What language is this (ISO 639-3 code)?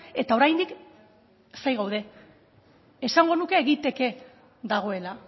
eus